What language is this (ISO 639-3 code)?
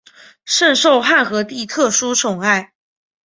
zho